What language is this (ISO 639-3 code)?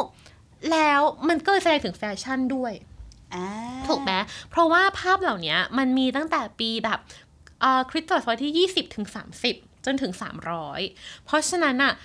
tha